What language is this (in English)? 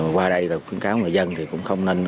Vietnamese